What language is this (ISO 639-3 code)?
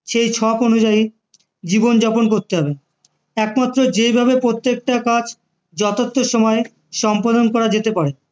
ben